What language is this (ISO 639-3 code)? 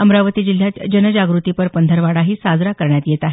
mar